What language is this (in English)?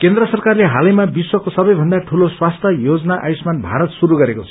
Nepali